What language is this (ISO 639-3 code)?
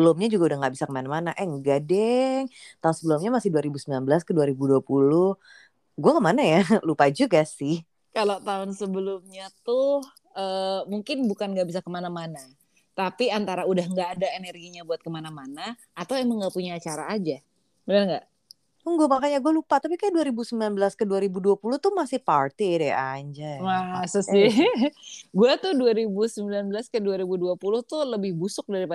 ind